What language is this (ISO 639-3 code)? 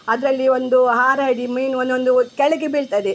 kan